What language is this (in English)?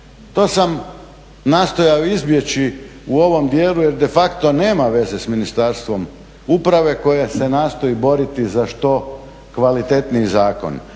Croatian